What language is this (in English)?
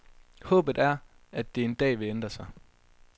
Danish